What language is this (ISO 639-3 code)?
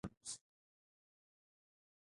swa